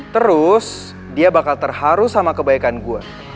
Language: Indonesian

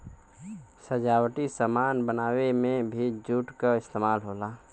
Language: Bhojpuri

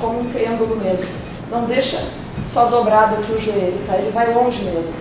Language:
Portuguese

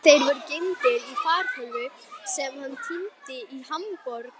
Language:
Icelandic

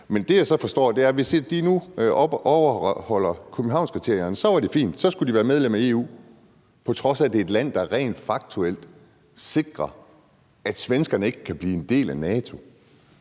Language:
Danish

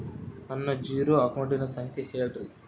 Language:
Kannada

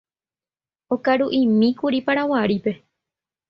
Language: Guarani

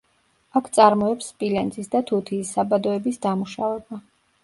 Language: Georgian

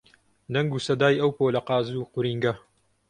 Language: Central Kurdish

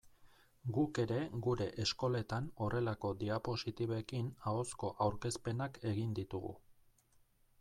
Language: Basque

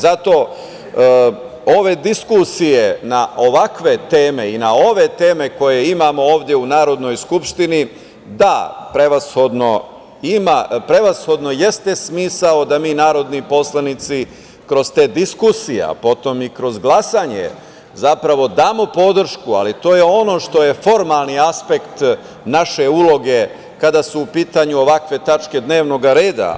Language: Serbian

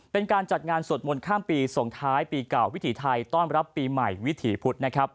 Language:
Thai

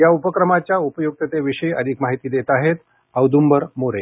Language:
Marathi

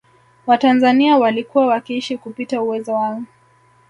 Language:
Swahili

